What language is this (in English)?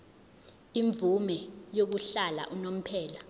Zulu